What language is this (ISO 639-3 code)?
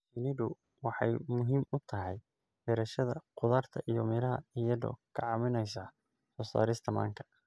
som